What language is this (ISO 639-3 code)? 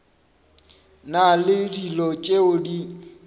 nso